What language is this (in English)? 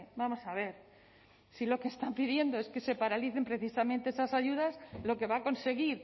Spanish